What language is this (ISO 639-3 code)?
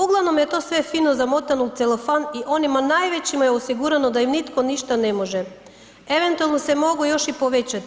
hrv